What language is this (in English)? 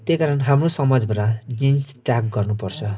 Nepali